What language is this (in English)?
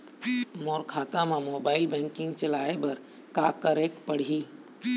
Chhattisgarhi